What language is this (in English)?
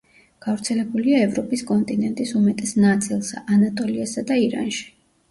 Georgian